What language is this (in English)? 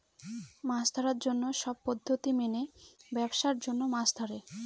Bangla